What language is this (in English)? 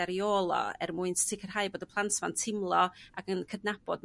Welsh